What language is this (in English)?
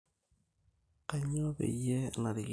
Masai